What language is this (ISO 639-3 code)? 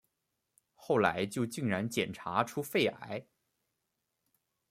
zho